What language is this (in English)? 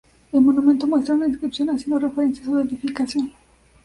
Spanish